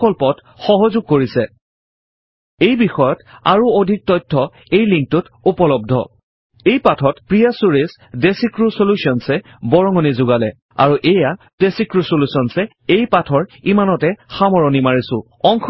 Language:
Assamese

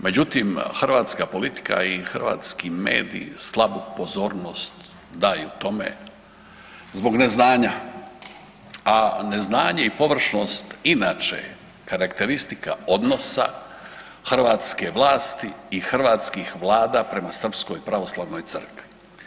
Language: Croatian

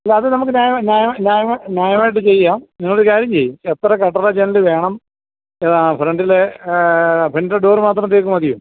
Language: Malayalam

